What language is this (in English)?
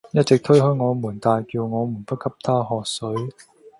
Cantonese